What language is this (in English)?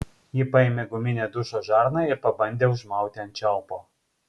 Lithuanian